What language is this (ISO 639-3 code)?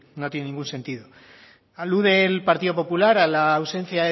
spa